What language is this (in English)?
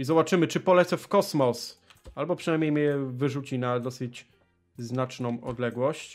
Polish